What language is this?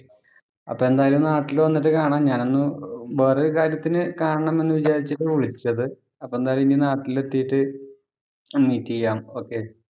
Malayalam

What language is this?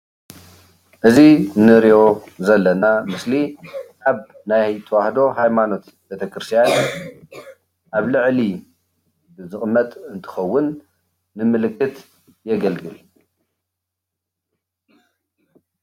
Tigrinya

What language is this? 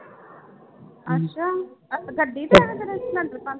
Punjabi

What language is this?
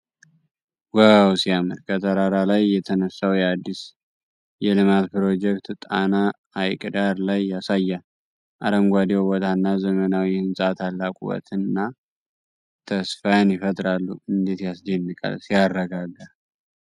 Amharic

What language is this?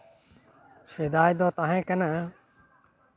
Santali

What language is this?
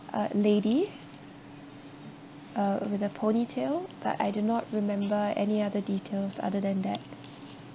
English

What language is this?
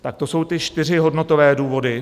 Czech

